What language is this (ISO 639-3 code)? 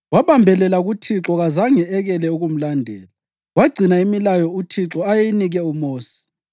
nde